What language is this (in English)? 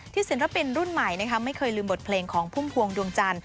Thai